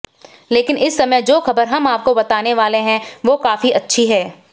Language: Hindi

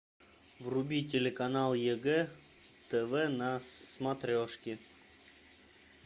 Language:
Russian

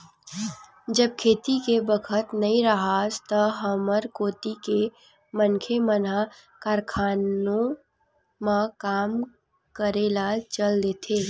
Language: Chhattisgarhi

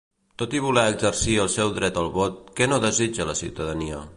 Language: Catalan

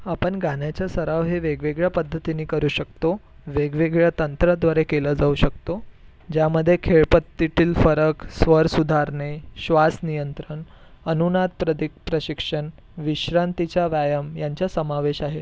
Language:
Marathi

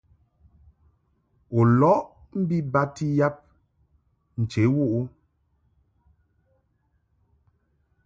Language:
Mungaka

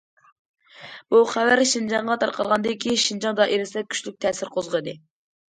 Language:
Uyghur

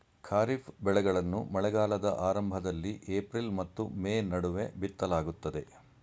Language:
Kannada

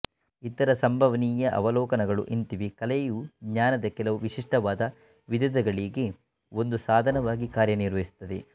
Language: Kannada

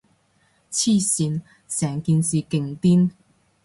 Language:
Cantonese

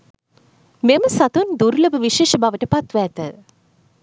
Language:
Sinhala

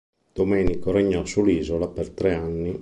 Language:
Italian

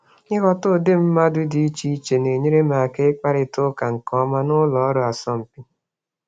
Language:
Igbo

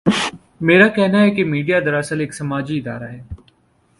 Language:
Urdu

